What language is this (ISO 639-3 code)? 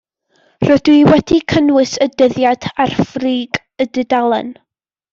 cym